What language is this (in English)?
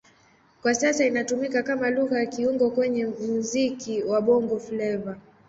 Swahili